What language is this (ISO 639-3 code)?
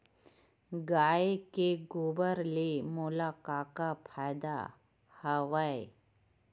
hne